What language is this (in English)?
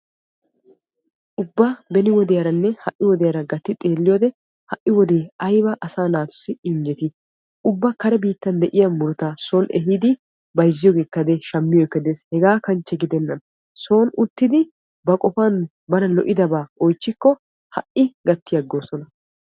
Wolaytta